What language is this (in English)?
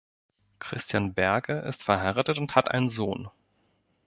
German